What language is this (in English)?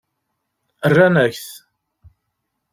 Kabyle